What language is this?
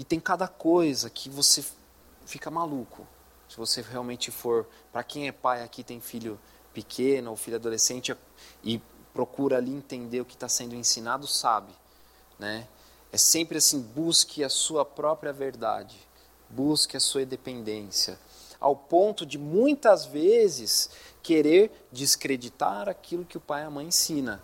Portuguese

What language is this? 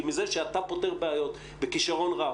Hebrew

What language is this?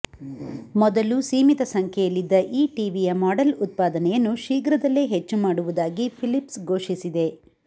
Kannada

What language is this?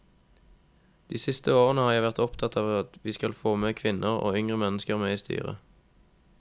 Norwegian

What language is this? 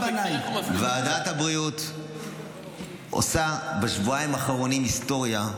Hebrew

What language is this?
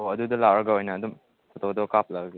Manipuri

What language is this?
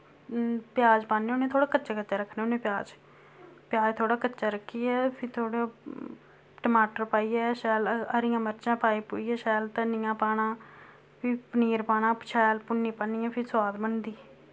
Dogri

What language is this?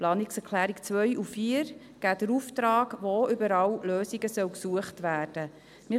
Swiss German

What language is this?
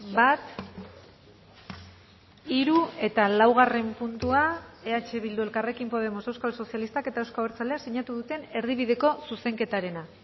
Basque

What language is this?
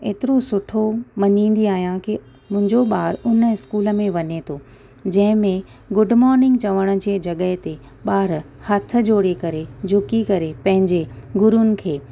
Sindhi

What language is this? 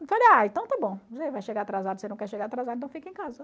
Portuguese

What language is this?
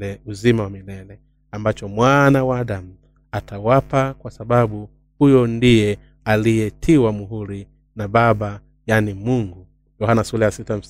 Swahili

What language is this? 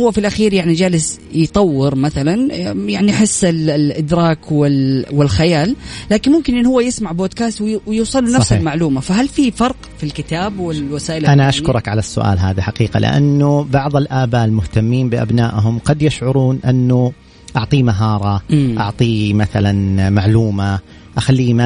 Arabic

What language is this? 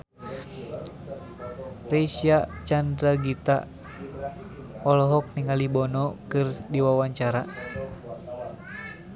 Sundanese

